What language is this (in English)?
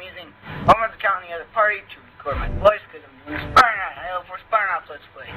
English